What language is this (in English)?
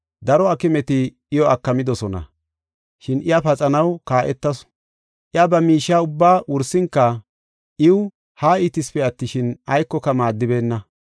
Gofa